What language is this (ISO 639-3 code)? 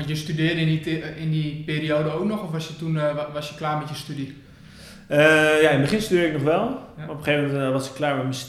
nld